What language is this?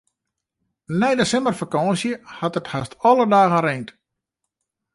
Western Frisian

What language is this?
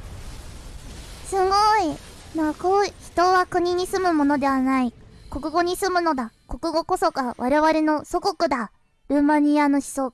Japanese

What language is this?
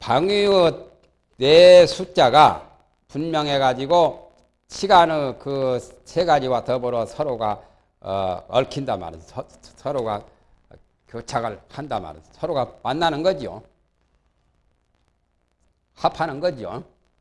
Korean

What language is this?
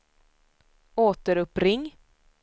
Swedish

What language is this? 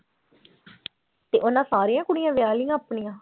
Punjabi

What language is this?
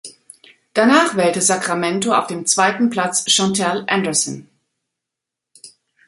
German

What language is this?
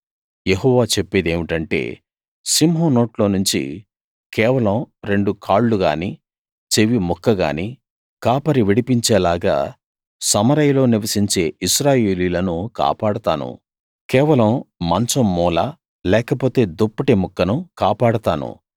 Telugu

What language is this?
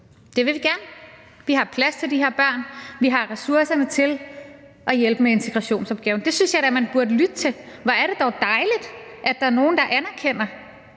Danish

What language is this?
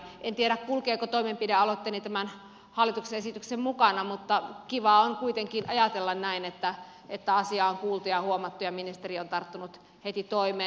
Finnish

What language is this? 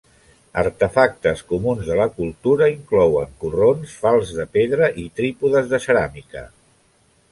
Catalan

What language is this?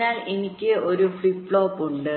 Malayalam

